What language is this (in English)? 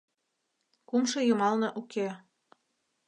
Mari